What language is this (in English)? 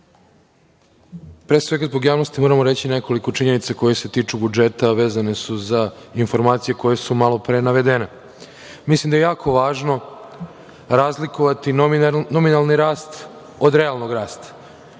Serbian